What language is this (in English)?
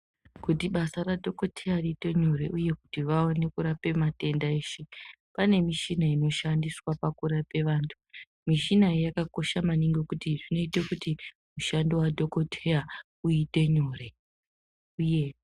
Ndau